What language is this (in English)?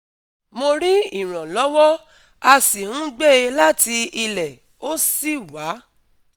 Yoruba